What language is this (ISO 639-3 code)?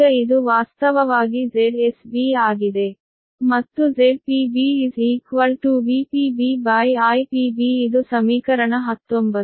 kan